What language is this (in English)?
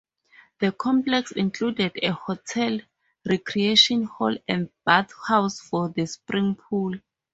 English